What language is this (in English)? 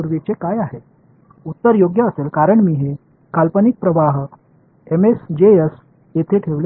Tamil